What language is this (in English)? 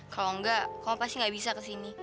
Indonesian